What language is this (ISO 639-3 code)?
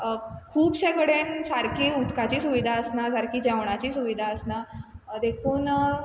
kok